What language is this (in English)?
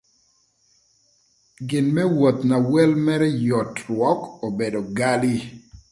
Thur